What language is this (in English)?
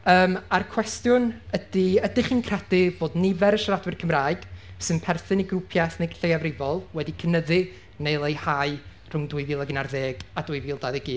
Welsh